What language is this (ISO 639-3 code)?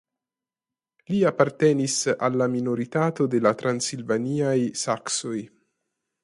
epo